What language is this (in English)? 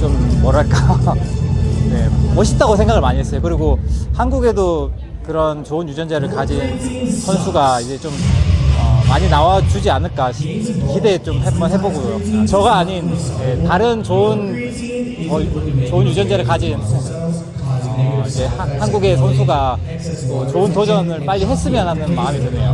Korean